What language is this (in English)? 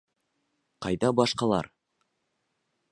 Bashkir